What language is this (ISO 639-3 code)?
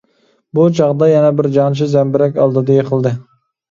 uig